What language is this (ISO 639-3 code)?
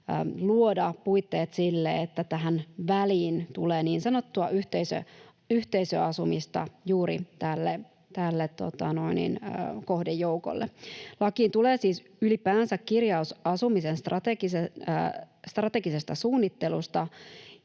fin